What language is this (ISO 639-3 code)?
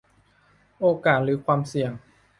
tha